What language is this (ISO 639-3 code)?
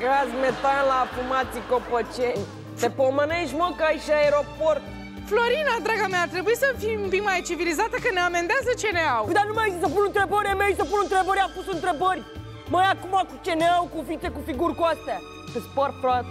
ron